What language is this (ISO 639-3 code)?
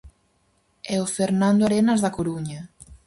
glg